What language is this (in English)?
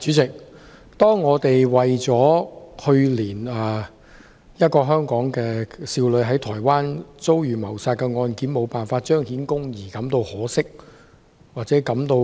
Cantonese